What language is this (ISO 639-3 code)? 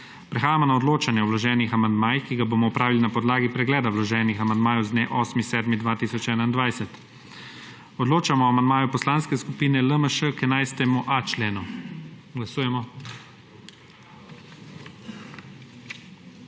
slv